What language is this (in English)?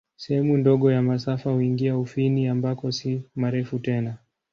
Swahili